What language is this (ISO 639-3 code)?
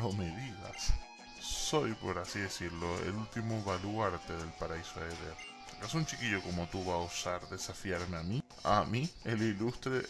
spa